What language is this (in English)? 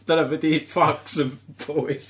Welsh